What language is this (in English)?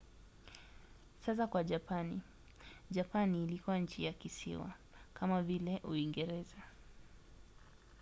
Swahili